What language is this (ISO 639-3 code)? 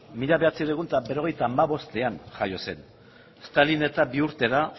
eus